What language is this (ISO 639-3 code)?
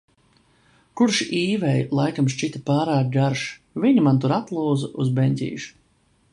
lav